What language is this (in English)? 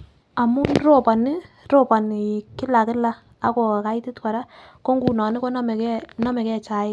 Kalenjin